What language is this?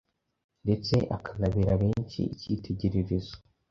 Kinyarwanda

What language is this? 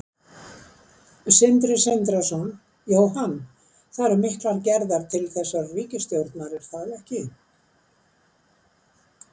Icelandic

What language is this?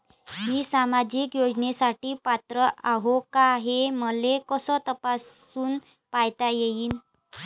Marathi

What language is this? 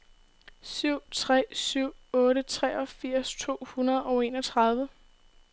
Danish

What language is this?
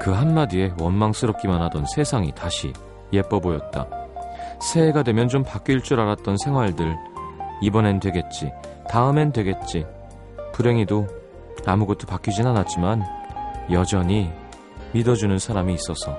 Korean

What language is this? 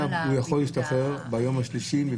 Hebrew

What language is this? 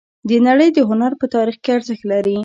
Pashto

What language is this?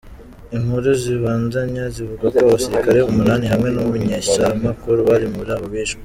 Kinyarwanda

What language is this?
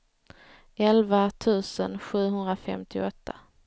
Swedish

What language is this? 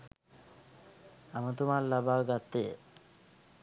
Sinhala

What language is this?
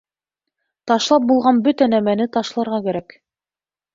Bashkir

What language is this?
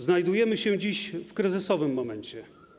Polish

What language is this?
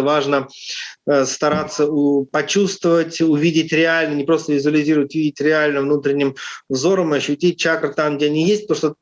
Russian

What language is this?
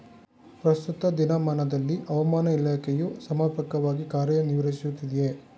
Kannada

